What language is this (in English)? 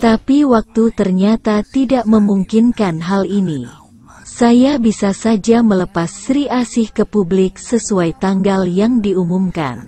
Indonesian